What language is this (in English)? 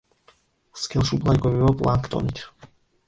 Georgian